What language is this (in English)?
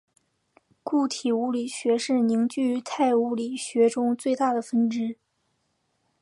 Chinese